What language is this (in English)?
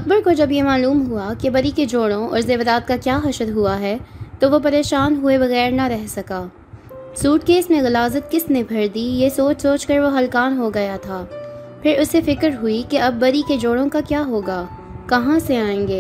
Urdu